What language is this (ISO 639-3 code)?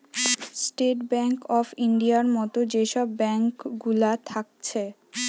ben